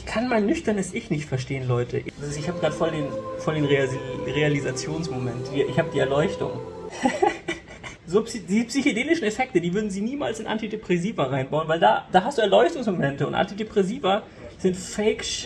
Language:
German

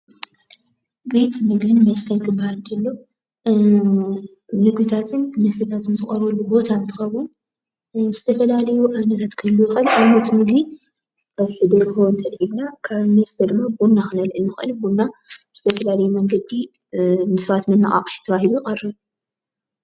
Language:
Tigrinya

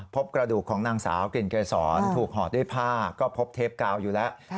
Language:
Thai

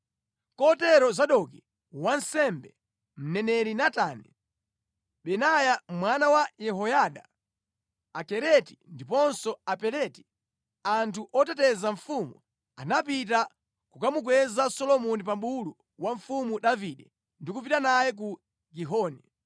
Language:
Nyanja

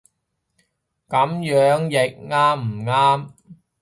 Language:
Cantonese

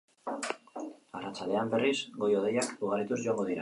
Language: Basque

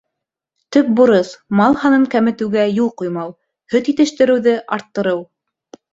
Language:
Bashkir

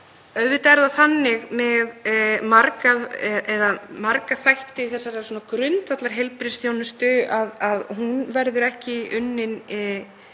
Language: Icelandic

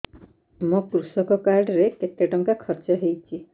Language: Odia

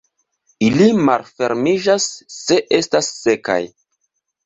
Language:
Esperanto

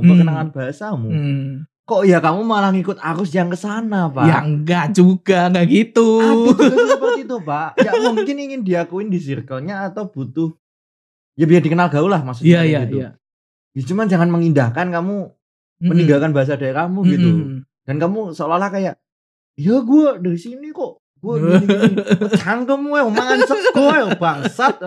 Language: Indonesian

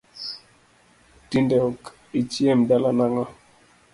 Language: Luo (Kenya and Tanzania)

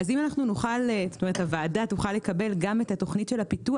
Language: Hebrew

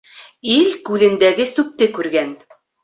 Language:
Bashkir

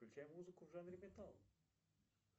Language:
Russian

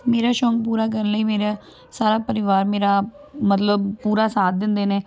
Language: Punjabi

